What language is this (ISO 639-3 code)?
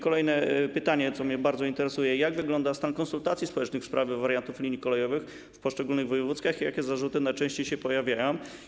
pol